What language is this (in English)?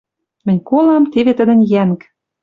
Western Mari